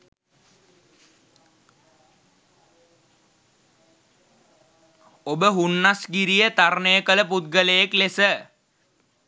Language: Sinhala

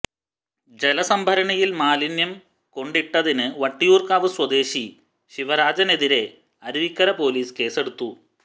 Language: Malayalam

